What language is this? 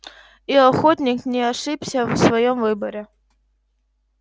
Russian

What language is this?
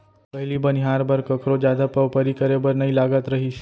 Chhattisgarhi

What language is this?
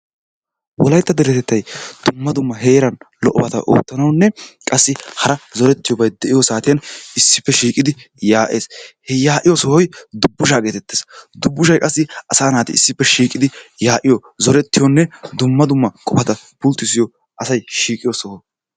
Wolaytta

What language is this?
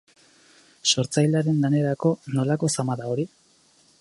Basque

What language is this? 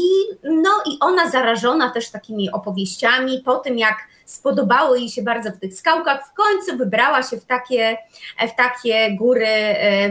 Polish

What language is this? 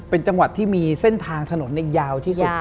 Thai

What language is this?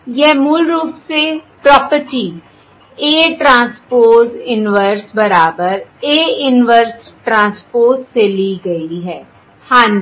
Hindi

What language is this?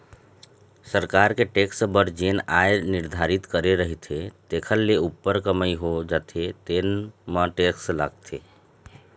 Chhattisgarhi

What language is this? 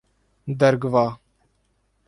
Urdu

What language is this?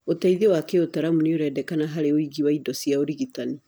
Kikuyu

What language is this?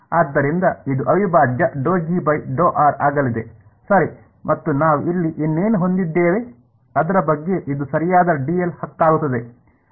Kannada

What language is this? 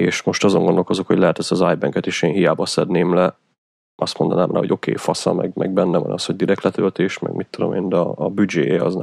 Hungarian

